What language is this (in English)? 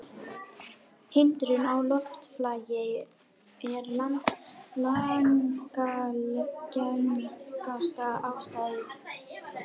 Icelandic